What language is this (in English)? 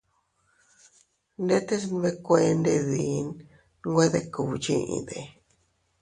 Teutila Cuicatec